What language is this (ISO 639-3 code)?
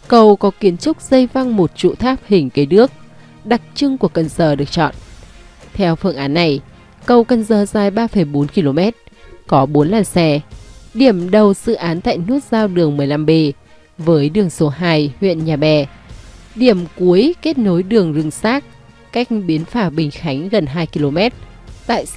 vie